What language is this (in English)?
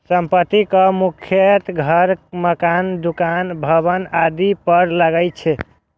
Maithili